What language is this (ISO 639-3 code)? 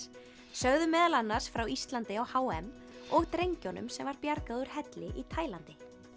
isl